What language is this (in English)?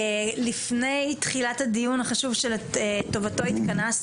Hebrew